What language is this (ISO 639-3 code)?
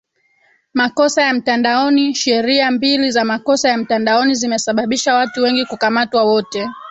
swa